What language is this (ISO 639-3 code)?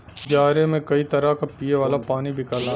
bho